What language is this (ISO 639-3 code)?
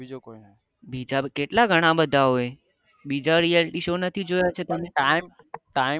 guj